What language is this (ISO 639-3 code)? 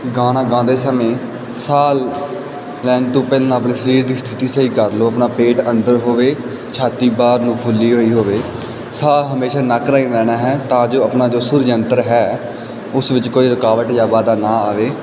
pan